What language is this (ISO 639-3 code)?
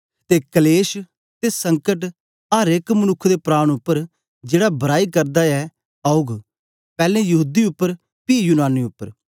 doi